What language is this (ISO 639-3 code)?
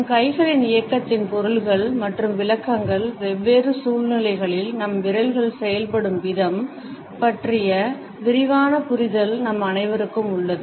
tam